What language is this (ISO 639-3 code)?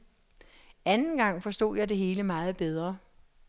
dan